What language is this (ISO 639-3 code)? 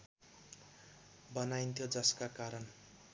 nep